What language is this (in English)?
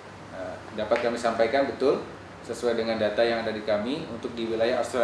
Indonesian